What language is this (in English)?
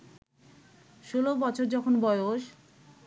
Bangla